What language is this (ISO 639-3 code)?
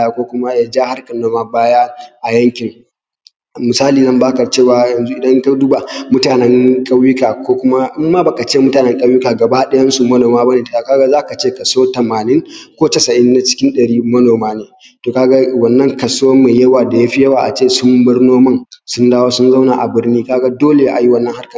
hau